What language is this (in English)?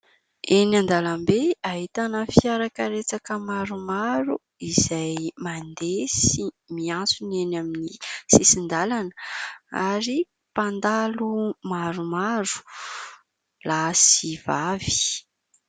Malagasy